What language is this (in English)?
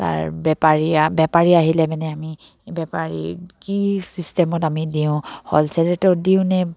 Assamese